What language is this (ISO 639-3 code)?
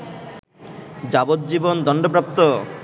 ben